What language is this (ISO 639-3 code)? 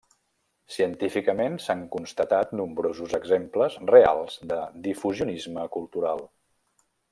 cat